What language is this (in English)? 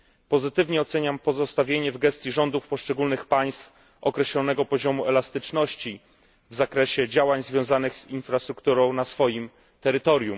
Polish